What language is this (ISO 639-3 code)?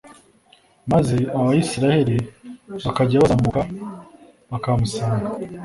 kin